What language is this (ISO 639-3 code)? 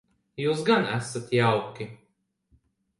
lav